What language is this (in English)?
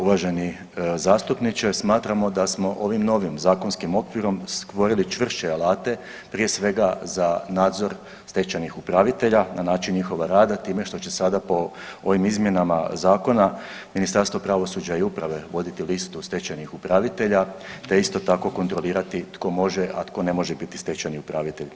Croatian